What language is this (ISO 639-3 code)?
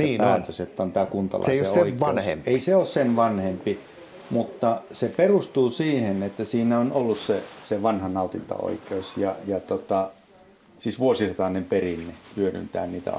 fin